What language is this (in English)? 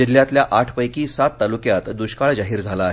Marathi